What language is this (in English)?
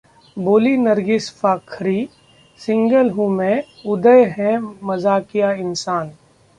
Hindi